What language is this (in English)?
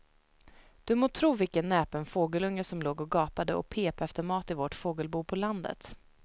Swedish